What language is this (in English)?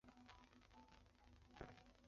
Chinese